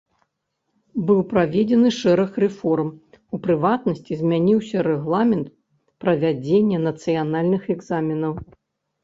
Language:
Belarusian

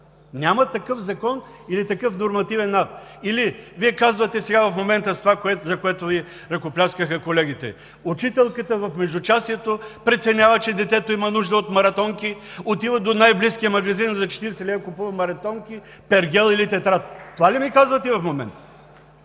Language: Bulgarian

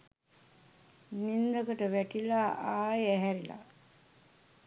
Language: Sinhala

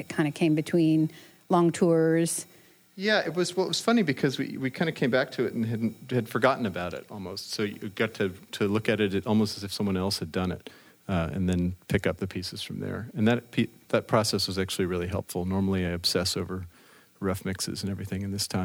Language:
English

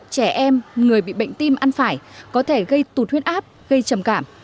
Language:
Vietnamese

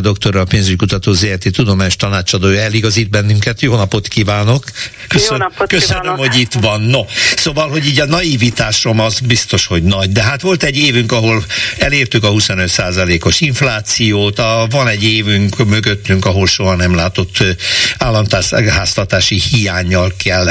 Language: Hungarian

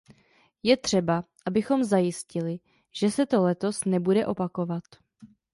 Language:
Czech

